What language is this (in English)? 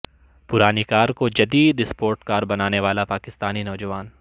Urdu